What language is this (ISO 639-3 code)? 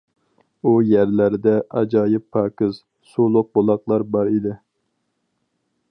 uig